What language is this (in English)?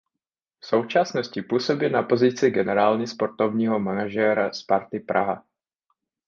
Czech